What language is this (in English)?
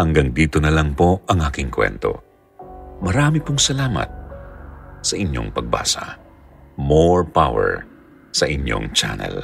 Filipino